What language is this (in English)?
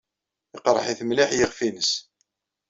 Kabyle